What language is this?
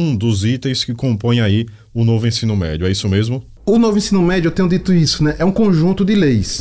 Portuguese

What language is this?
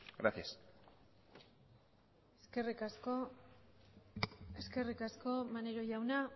Basque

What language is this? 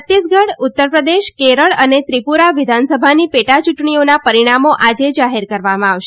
Gujarati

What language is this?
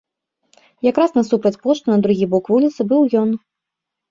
Belarusian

